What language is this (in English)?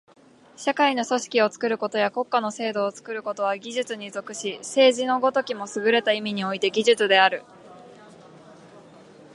Japanese